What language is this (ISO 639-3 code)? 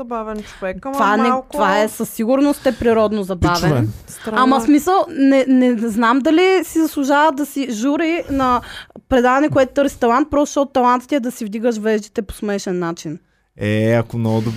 bul